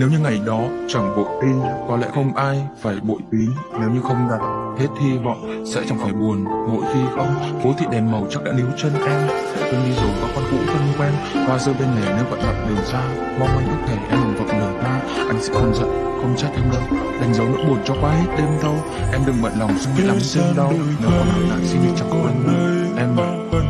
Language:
Vietnamese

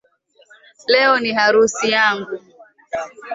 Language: Swahili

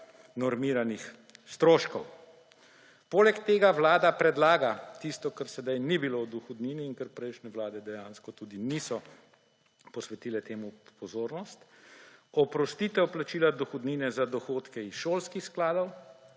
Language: Slovenian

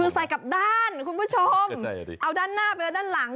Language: Thai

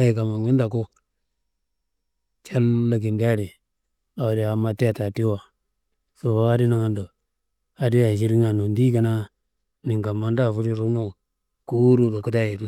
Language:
Kanembu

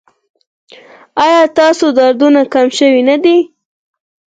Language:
Pashto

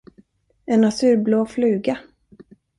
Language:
Swedish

